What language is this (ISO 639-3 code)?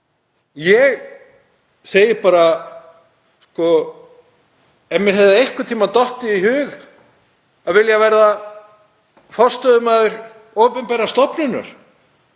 isl